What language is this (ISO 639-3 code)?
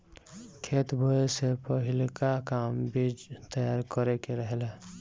bho